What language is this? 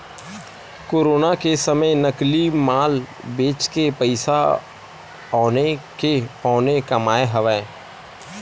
Chhattisgarhi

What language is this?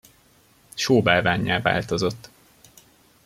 Hungarian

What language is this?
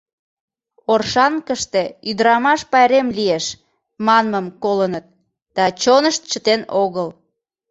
Mari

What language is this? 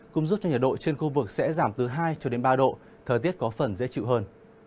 Vietnamese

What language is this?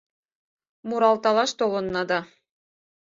Mari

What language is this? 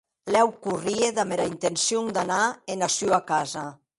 Occitan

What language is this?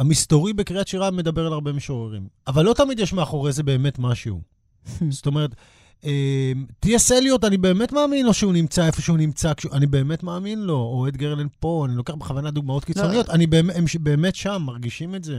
Hebrew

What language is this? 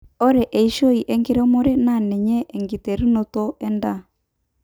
Masai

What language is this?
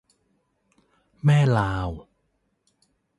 Thai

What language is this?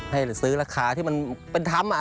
Thai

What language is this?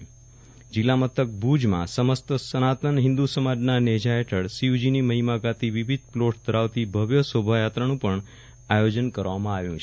Gujarati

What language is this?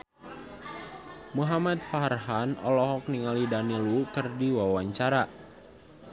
Sundanese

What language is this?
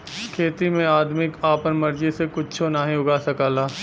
Bhojpuri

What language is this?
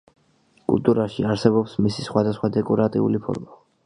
Georgian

